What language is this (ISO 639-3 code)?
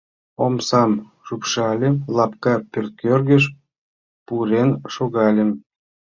chm